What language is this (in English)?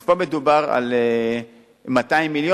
Hebrew